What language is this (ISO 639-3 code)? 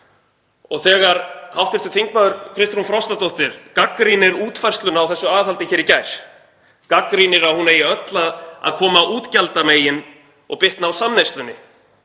isl